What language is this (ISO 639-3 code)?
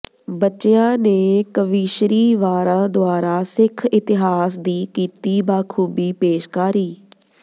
pan